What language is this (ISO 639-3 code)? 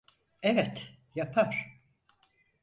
tur